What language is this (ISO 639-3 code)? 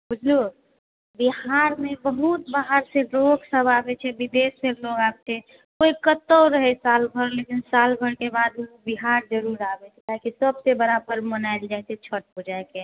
mai